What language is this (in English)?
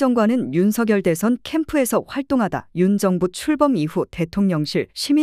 Korean